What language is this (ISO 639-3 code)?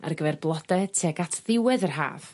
cym